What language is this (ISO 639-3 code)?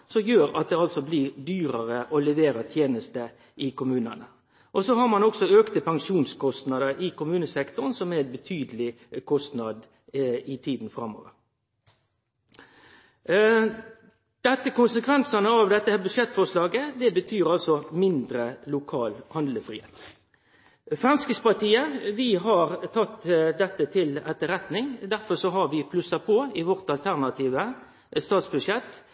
nno